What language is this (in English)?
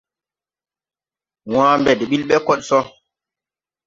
Tupuri